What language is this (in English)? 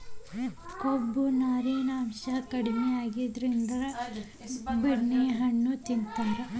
Kannada